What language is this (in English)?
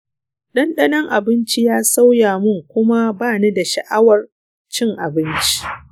Hausa